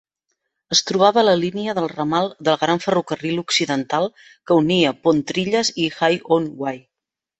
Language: Catalan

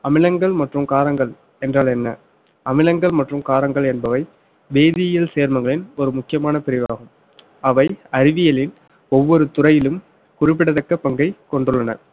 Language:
Tamil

